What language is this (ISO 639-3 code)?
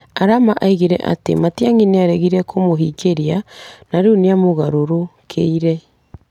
kik